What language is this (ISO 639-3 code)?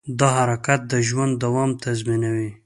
pus